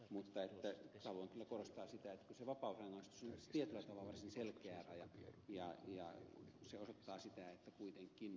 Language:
Finnish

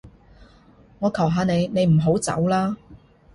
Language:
Cantonese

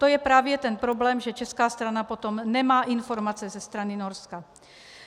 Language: Czech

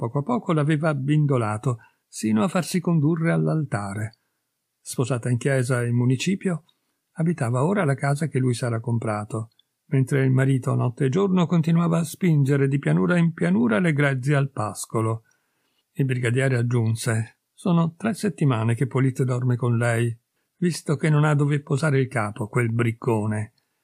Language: Italian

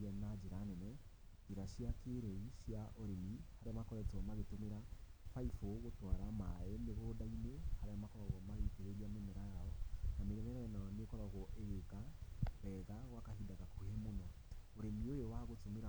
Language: Kikuyu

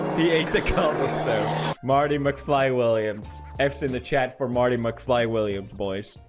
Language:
English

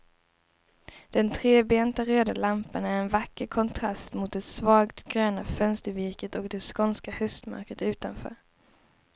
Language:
Swedish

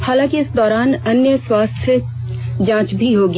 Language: Hindi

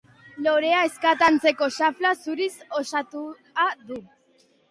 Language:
Basque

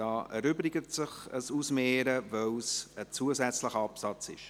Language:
Swiss German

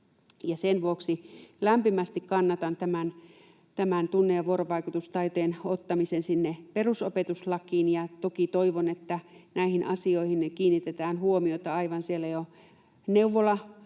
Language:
Finnish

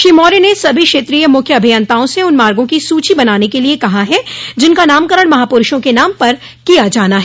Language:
Hindi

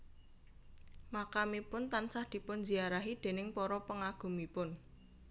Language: Javanese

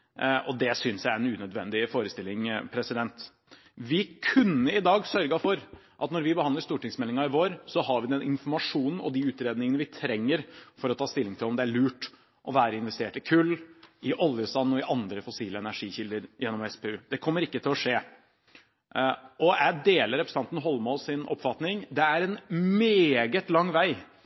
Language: Norwegian Bokmål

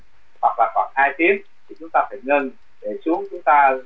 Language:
Vietnamese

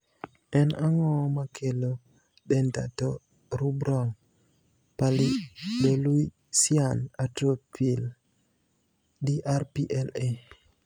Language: Luo (Kenya and Tanzania)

